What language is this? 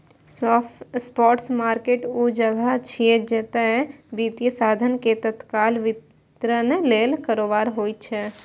Maithili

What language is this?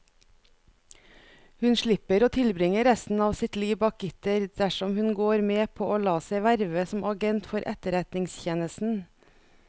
Norwegian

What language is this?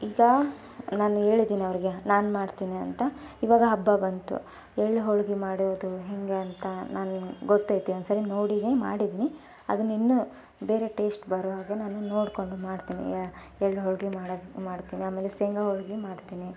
Kannada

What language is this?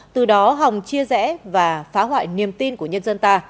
Vietnamese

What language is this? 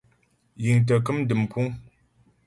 Ghomala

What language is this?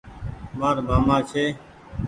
Goaria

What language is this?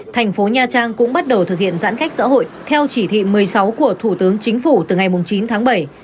Vietnamese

